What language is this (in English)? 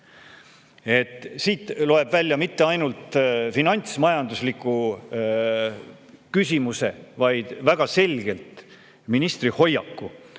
Estonian